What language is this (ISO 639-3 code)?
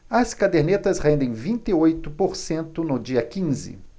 por